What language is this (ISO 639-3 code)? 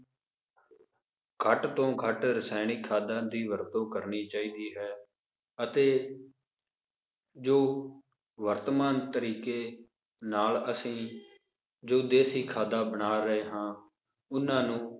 pan